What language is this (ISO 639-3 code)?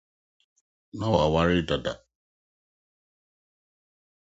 aka